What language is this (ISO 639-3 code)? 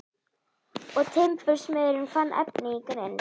isl